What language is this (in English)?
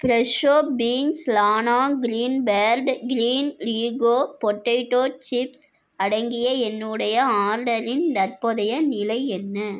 Tamil